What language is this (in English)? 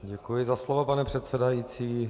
Czech